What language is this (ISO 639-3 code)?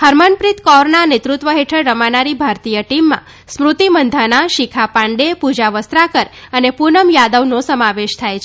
guj